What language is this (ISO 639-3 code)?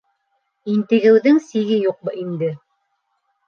bak